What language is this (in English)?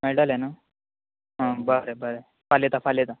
Konkani